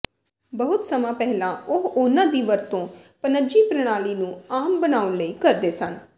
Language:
Punjabi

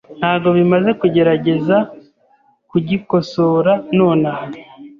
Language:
Kinyarwanda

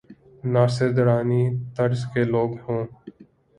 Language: Urdu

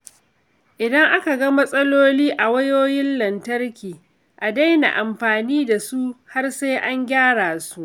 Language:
Hausa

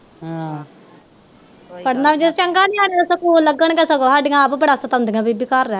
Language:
Punjabi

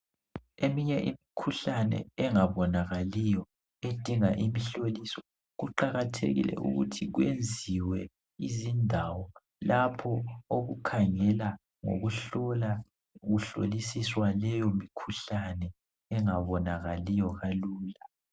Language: North Ndebele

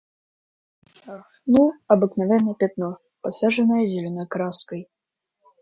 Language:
Russian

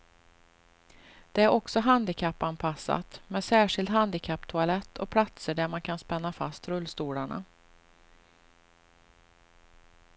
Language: Swedish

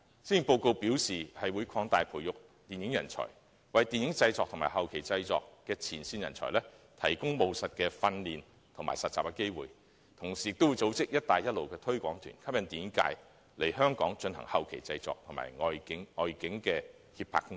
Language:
Cantonese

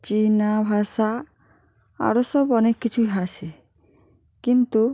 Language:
Bangla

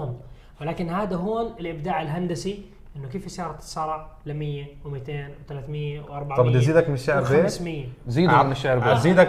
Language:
Arabic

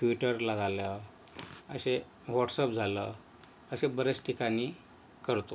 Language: Marathi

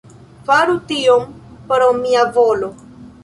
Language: Esperanto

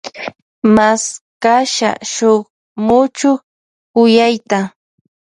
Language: Loja Highland Quichua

